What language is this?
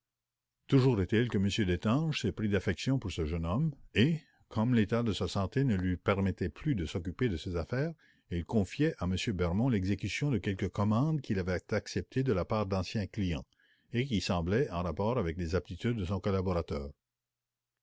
French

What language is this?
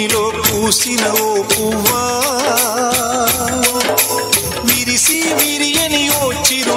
Arabic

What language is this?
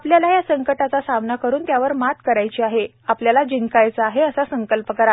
Marathi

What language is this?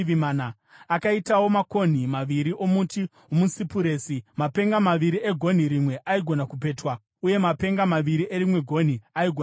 Shona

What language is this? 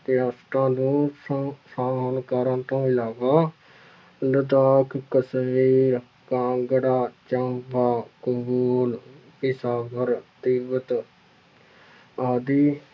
Punjabi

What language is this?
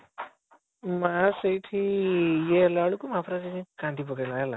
Odia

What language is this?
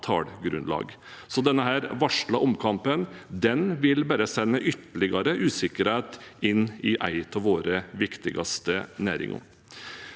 Norwegian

